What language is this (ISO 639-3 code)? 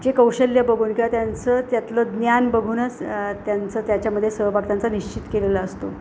mar